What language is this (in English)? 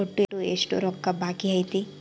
Kannada